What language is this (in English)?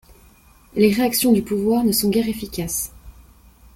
French